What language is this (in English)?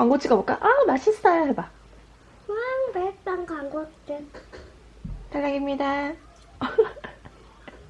Korean